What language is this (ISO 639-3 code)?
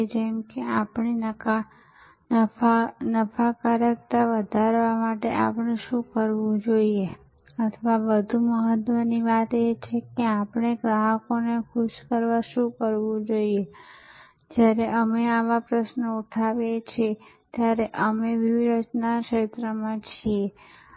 guj